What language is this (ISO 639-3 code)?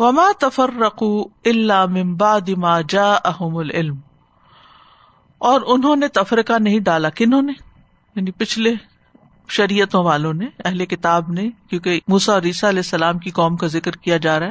urd